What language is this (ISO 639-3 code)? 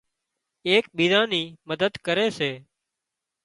kxp